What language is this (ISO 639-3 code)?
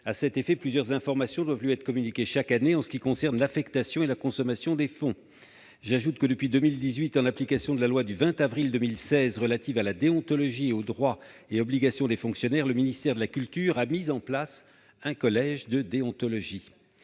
fra